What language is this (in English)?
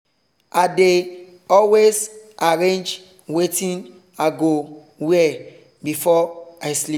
Nigerian Pidgin